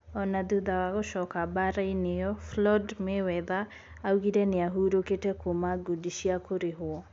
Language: Kikuyu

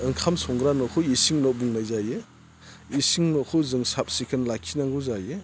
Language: Bodo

